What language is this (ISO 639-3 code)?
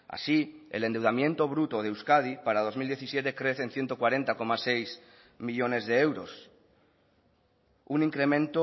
spa